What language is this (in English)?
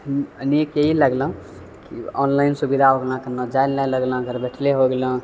Maithili